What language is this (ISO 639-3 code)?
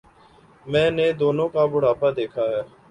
urd